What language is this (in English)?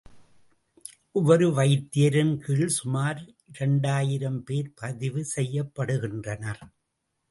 Tamil